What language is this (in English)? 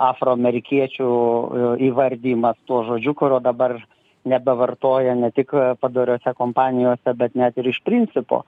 Lithuanian